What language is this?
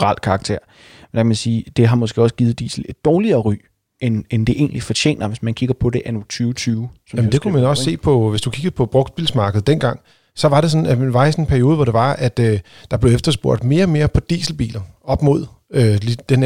Danish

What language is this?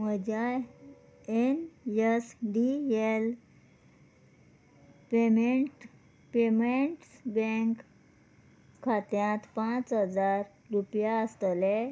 Konkani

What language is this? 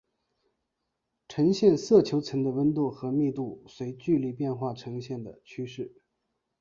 Chinese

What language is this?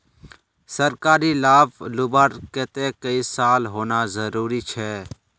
Magahi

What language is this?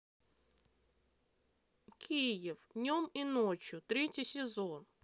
Russian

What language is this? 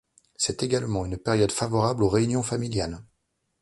French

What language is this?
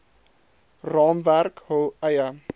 Afrikaans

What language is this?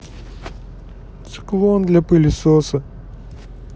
Russian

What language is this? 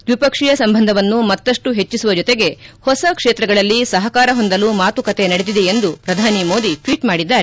Kannada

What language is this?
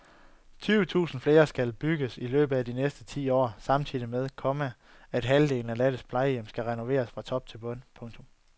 Danish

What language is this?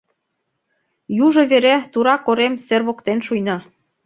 Mari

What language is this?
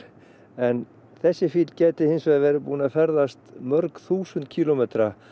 Icelandic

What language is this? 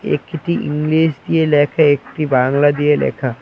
Bangla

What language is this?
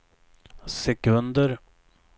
Swedish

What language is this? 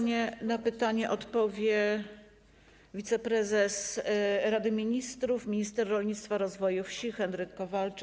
Polish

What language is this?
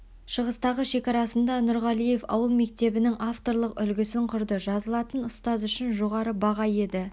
Kazakh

